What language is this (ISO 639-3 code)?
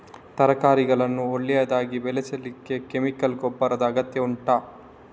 kan